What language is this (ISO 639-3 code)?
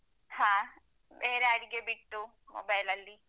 kan